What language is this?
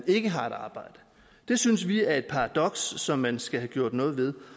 Danish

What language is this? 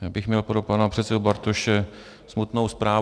Czech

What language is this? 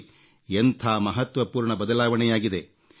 Kannada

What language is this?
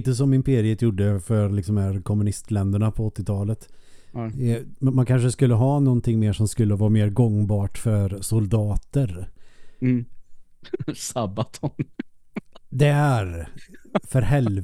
Swedish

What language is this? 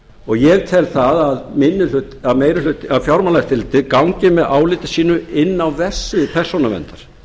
Icelandic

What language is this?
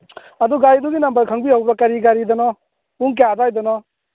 Manipuri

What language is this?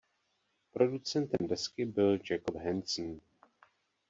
Czech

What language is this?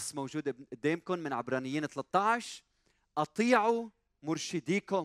Arabic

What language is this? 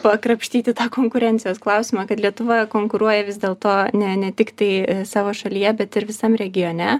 Lithuanian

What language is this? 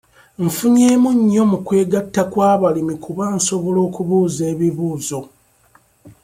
Ganda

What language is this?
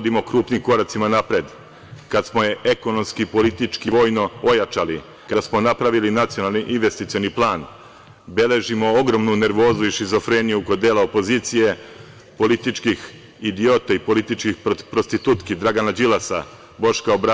Serbian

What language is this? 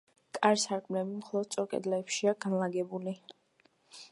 Georgian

